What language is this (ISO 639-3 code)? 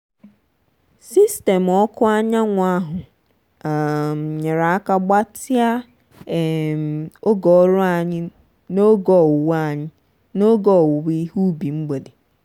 ibo